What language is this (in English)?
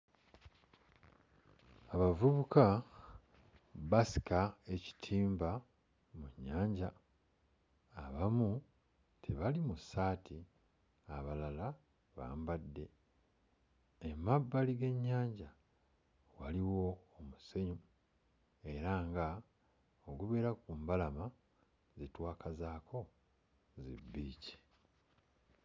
Ganda